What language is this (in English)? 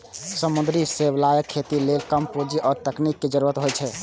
Maithili